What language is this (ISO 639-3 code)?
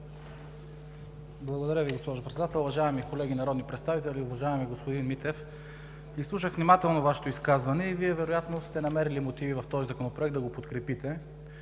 bul